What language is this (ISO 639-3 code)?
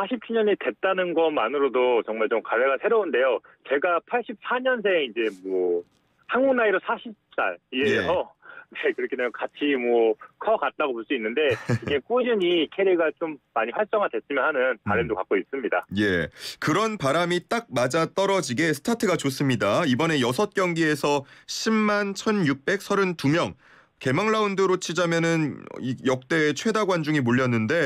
kor